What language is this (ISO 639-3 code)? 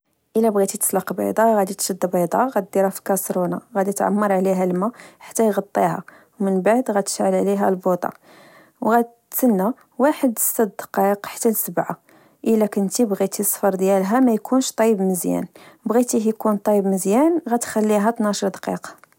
ary